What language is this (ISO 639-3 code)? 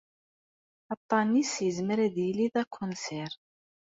kab